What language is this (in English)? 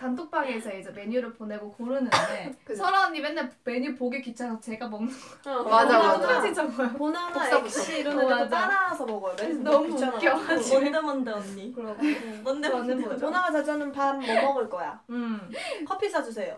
Korean